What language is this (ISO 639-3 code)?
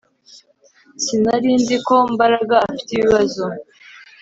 kin